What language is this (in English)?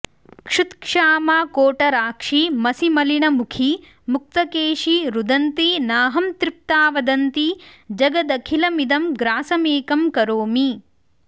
Sanskrit